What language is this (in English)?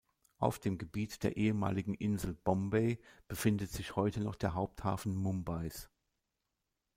German